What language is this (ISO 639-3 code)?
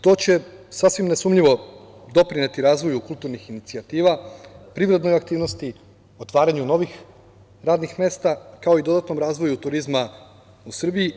srp